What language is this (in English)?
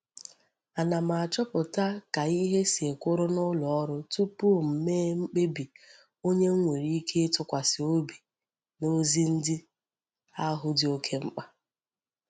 Igbo